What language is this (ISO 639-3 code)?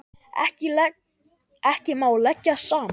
isl